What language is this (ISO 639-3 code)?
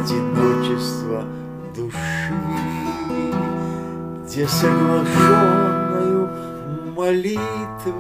rus